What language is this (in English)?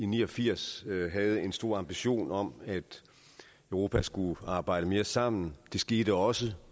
Danish